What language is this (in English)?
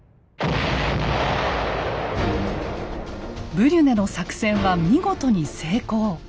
Japanese